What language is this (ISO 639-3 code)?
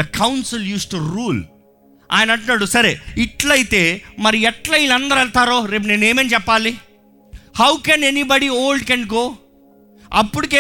tel